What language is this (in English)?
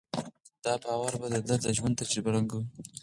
Pashto